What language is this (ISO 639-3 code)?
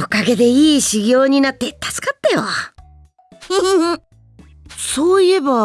jpn